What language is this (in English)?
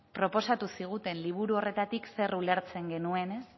Basque